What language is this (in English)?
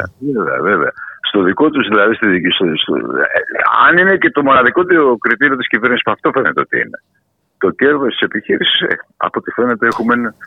Greek